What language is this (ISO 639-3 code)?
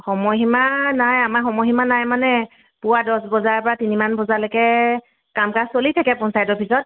asm